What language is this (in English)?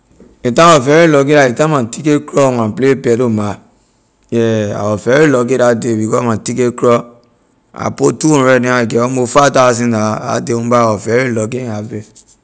Liberian English